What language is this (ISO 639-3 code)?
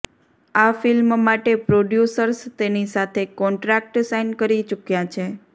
guj